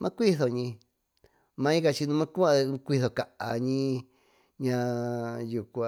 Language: Tututepec Mixtec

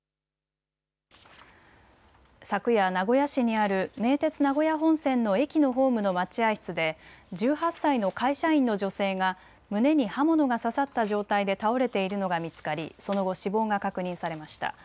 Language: Japanese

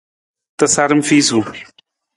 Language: Nawdm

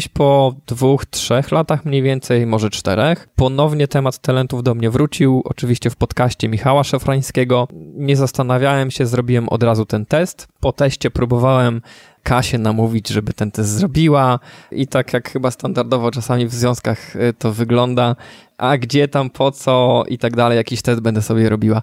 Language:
Polish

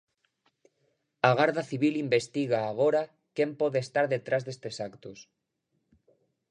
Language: Galician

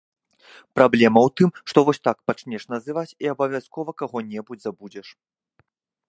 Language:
Belarusian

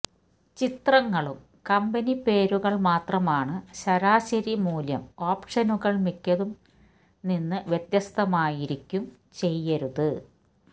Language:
Malayalam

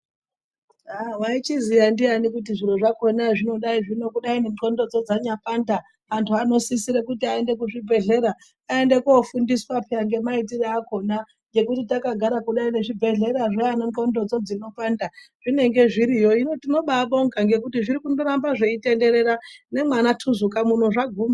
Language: Ndau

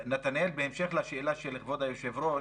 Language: Hebrew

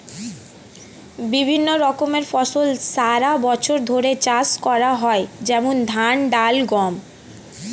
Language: Bangla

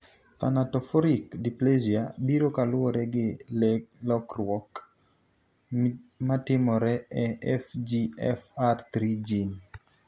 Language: Luo (Kenya and Tanzania)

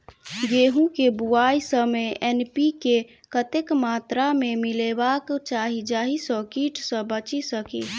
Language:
Maithili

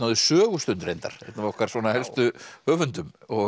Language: Icelandic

